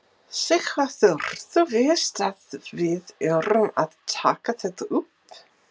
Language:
Icelandic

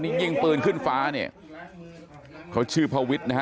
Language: Thai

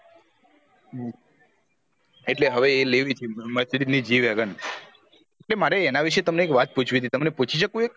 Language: Gujarati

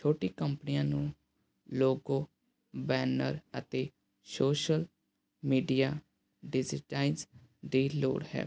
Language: Punjabi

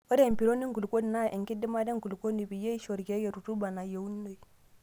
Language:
Masai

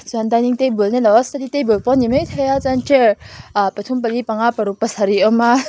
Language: Mizo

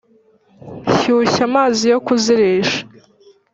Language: Kinyarwanda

